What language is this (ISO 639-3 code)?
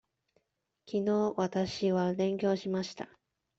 jpn